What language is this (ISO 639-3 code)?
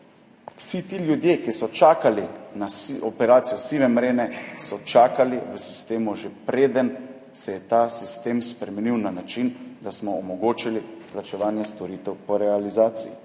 slv